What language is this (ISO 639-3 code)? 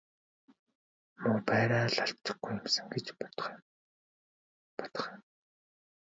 mon